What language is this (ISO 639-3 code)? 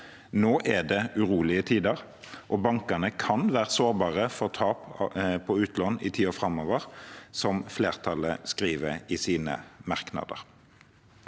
nor